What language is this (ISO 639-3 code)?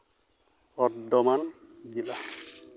sat